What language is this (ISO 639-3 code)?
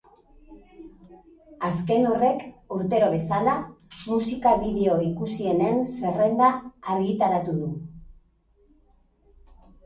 eus